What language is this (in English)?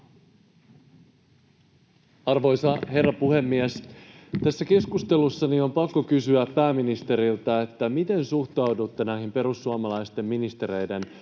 Finnish